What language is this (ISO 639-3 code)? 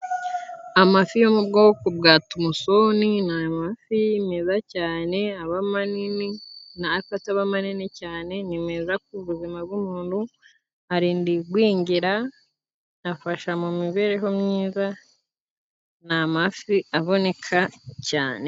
kin